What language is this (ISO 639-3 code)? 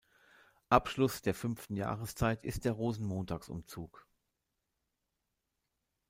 deu